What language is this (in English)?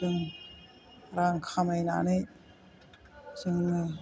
Bodo